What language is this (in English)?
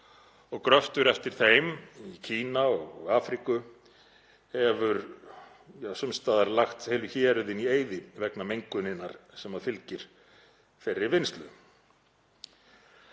Icelandic